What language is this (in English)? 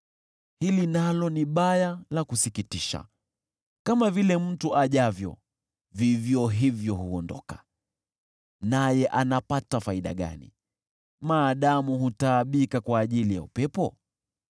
Swahili